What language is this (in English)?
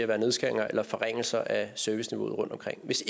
Danish